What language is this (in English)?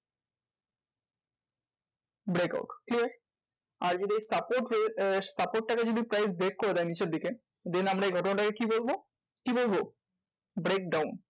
Bangla